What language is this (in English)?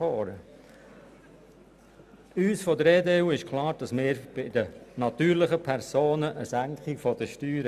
Swiss German